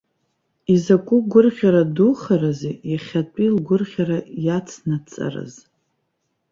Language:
Abkhazian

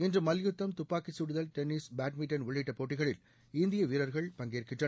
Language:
Tamil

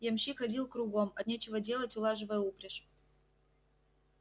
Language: Russian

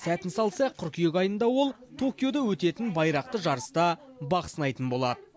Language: Kazakh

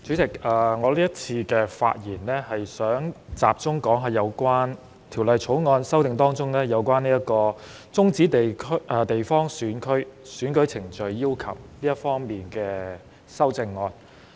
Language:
Cantonese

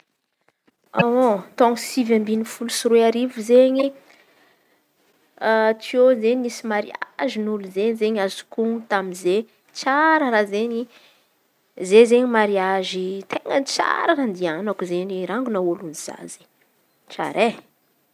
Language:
Antankarana Malagasy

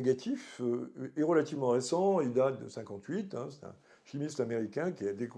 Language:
French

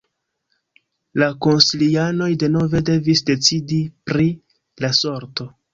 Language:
Esperanto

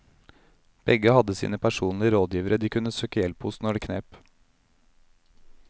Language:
Norwegian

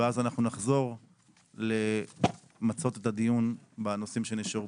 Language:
Hebrew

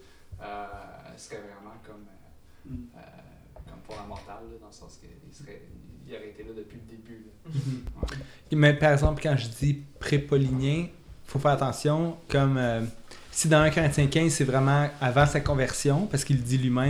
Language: French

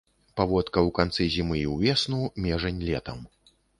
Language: Belarusian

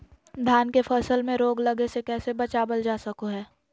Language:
Magahi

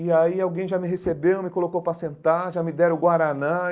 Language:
Portuguese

